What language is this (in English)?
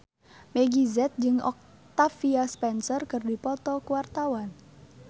Sundanese